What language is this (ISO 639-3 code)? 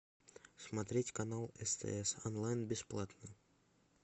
rus